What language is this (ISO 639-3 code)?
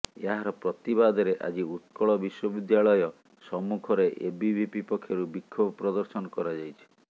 ori